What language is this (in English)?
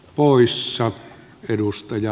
Finnish